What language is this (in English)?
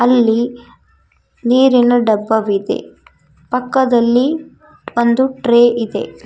Kannada